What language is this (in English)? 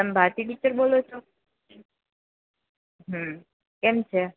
Gujarati